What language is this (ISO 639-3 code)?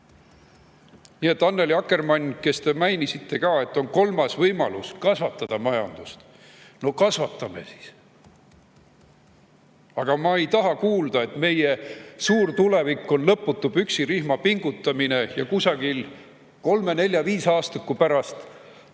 est